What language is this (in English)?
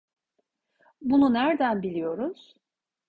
Turkish